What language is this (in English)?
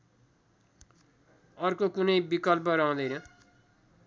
Nepali